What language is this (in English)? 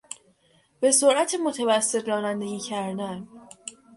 Persian